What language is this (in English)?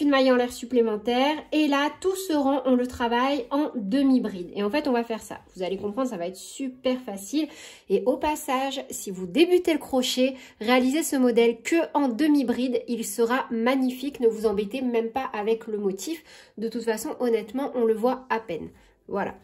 French